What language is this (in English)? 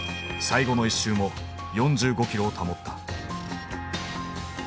Japanese